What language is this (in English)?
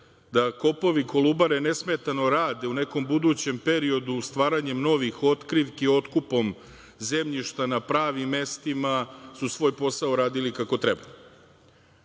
Serbian